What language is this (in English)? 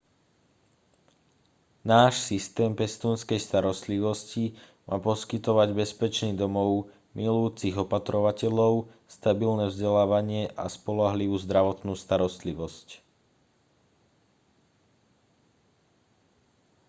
Slovak